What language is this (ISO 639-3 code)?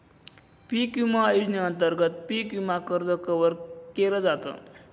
mar